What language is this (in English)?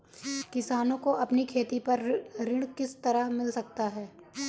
Hindi